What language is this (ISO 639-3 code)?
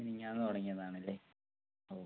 mal